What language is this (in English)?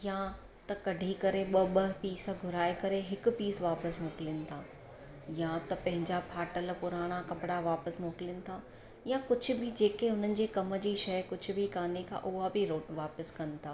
Sindhi